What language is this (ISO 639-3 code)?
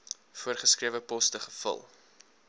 afr